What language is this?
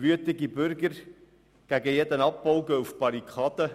Swiss German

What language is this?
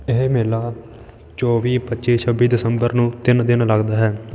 Punjabi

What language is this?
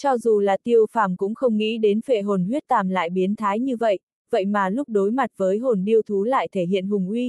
Vietnamese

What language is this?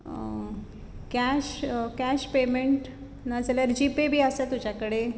Konkani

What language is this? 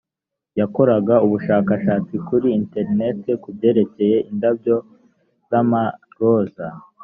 Kinyarwanda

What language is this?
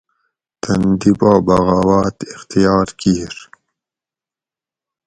Gawri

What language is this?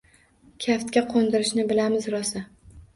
Uzbek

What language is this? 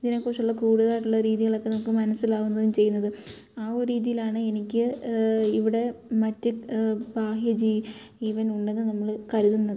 Malayalam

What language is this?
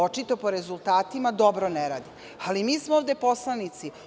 Serbian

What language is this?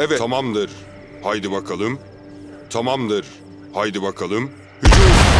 Turkish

